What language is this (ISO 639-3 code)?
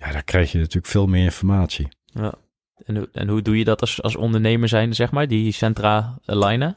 nld